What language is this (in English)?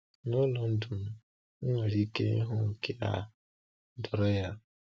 Igbo